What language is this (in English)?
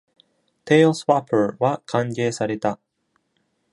Japanese